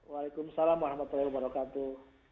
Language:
Indonesian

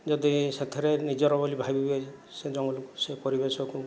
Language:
Odia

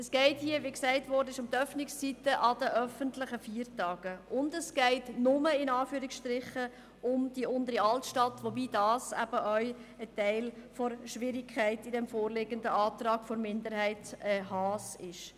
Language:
Swiss German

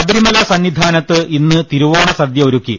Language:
Malayalam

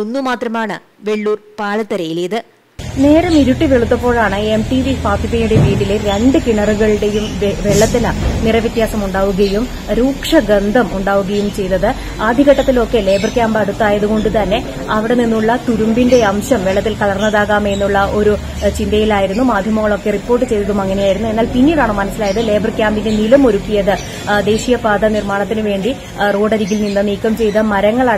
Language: Malayalam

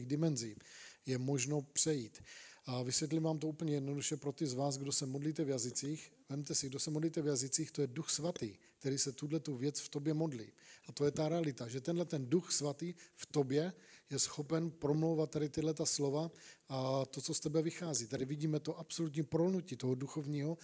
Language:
Czech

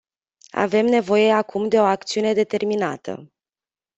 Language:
Romanian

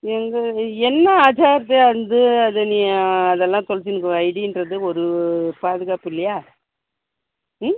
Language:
Tamil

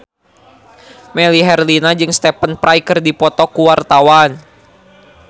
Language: Sundanese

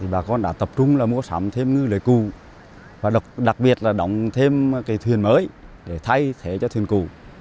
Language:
Vietnamese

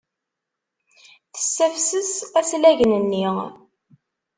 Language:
Kabyle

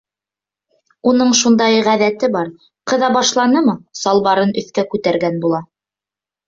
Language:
Bashkir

